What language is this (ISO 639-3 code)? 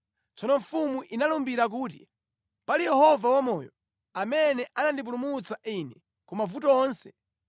nya